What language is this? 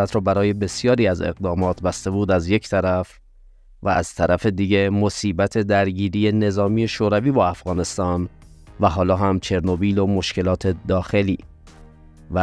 Persian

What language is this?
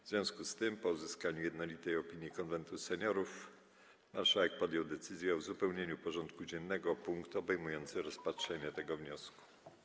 Polish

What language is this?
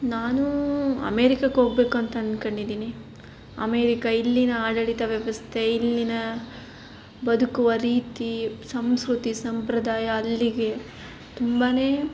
Kannada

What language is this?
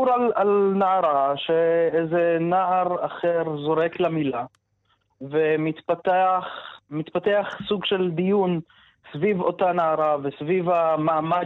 Hebrew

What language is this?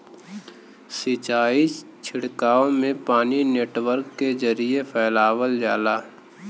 Bhojpuri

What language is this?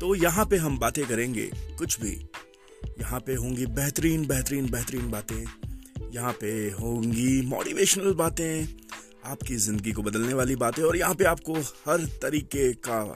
Hindi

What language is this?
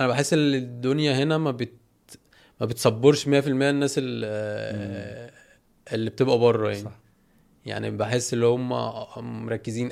Arabic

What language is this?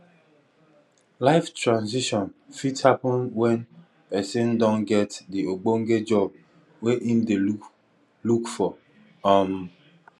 Nigerian Pidgin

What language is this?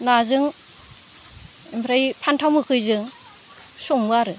Bodo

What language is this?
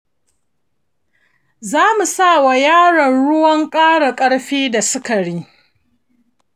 Hausa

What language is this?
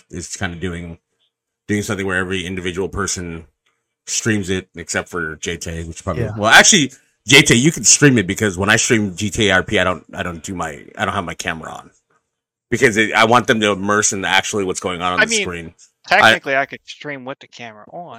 English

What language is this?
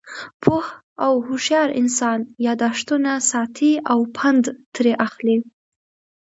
Pashto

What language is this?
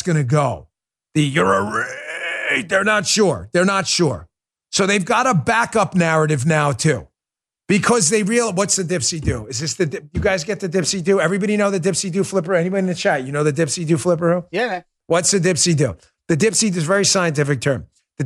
English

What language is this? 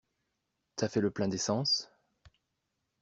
French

